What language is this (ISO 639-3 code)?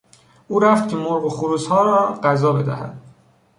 fas